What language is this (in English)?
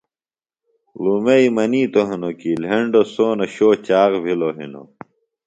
Phalura